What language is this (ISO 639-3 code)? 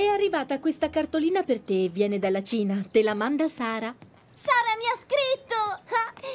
ita